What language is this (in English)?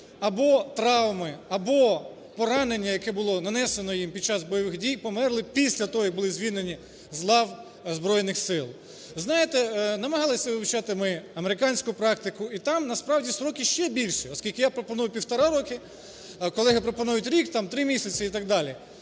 Ukrainian